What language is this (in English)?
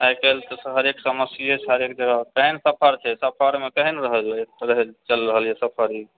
Maithili